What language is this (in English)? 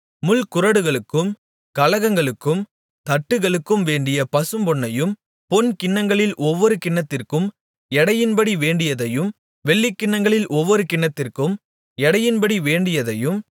Tamil